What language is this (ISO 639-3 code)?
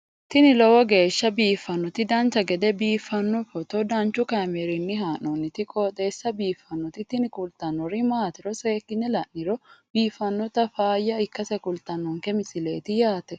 sid